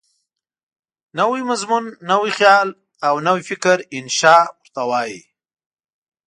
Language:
Pashto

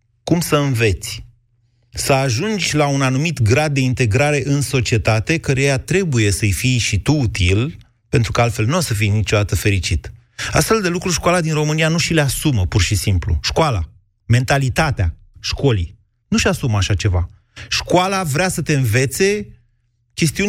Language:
Romanian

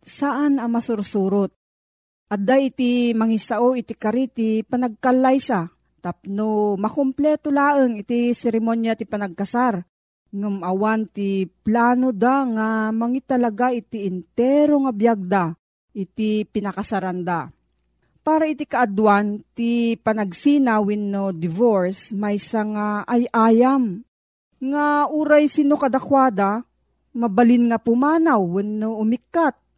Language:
Filipino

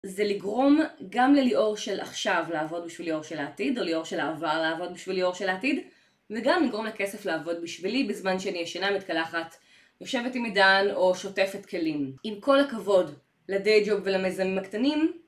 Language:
Hebrew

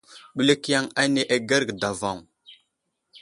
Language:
Wuzlam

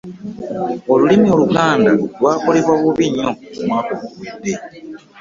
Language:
Ganda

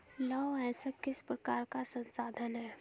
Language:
Hindi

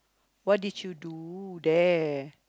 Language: English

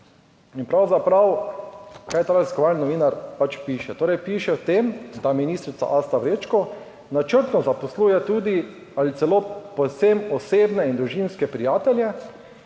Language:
Slovenian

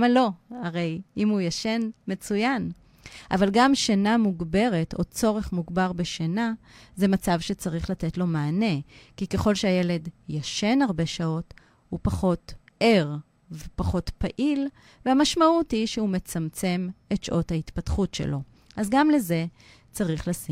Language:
Hebrew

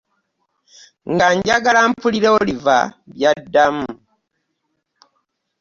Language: Ganda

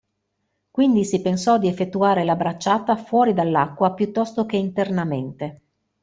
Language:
Italian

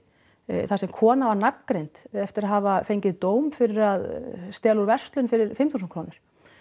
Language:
Icelandic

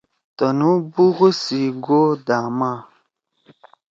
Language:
Torwali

